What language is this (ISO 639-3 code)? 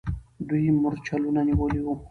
pus